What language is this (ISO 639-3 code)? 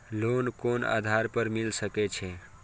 mai